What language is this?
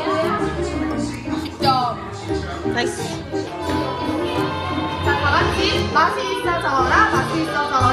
Korean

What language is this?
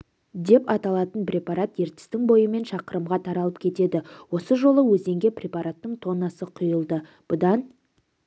Kazakh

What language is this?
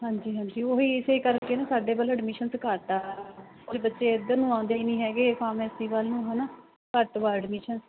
Punjabi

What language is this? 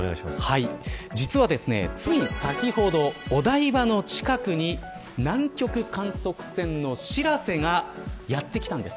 Japanese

